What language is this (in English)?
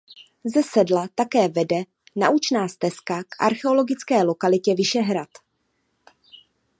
Czech